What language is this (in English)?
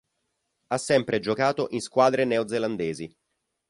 Italian